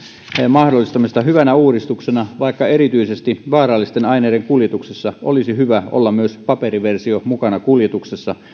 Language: Finnish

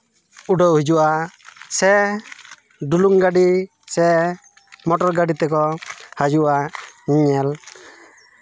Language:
Santali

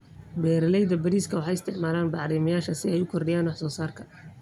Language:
Somali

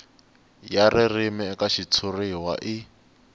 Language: Tsonga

